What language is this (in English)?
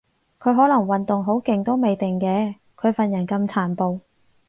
Cantonese